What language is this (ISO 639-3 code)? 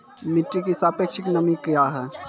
mai